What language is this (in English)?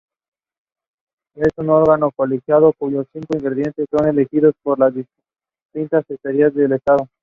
Spanish